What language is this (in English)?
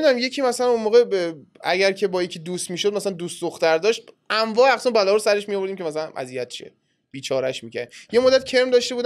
Persian